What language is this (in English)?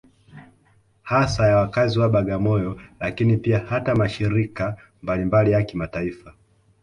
Swahili